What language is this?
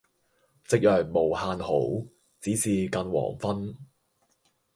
Cantonese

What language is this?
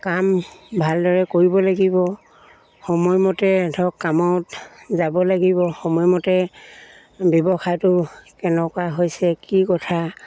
Assamese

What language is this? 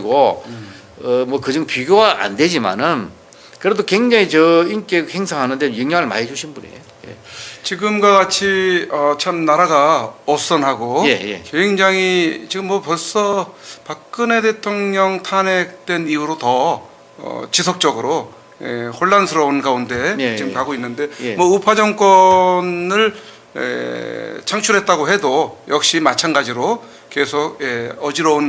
Korean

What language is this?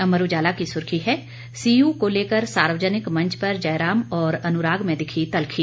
Hindi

